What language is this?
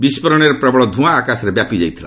Odia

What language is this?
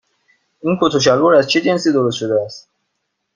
Persian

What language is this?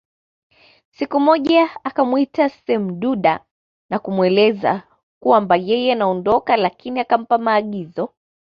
Swahili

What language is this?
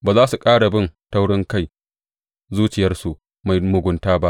Hausa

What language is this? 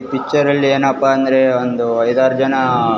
Kannada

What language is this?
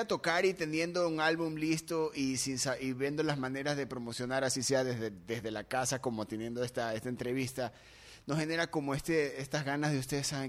Spanish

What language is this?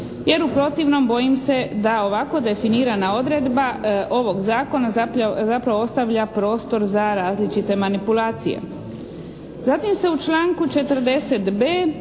Croatian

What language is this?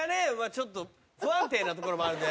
Japanese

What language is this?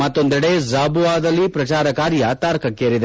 Kannada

